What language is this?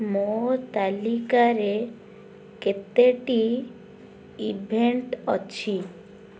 Odia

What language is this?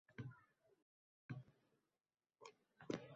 Uzbek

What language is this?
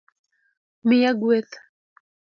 Luo (Kenya and Tanzania)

